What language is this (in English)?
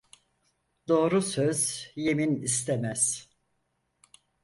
Turkish